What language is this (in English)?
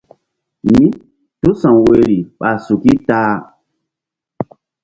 Mbum